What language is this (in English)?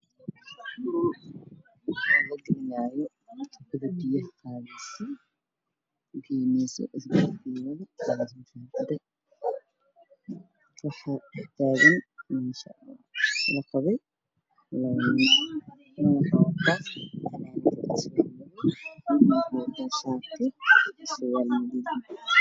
Somali